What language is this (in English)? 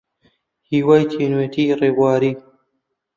Central Kurdish